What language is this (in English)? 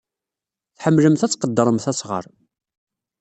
Kabyle